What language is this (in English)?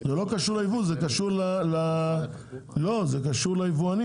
Hebrew